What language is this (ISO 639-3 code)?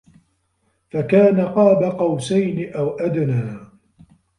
ara